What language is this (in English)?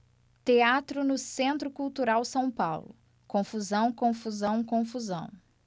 Portuguese